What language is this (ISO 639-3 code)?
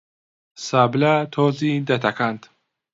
ckb